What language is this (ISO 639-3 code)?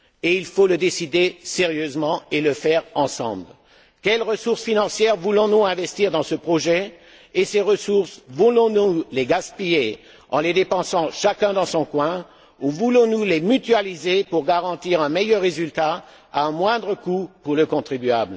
fra